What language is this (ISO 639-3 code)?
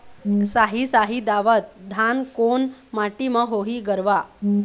hne